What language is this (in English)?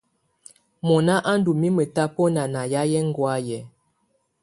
Tunen